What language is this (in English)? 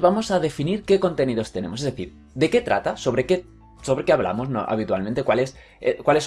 Spanish